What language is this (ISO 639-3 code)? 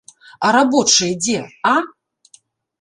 bel